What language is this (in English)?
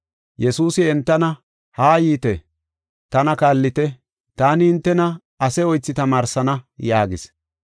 Gofa